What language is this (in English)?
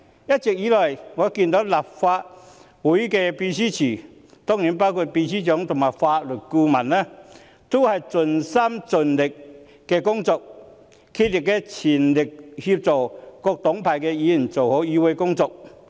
Cantonese